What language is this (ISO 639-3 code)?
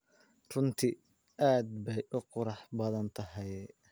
som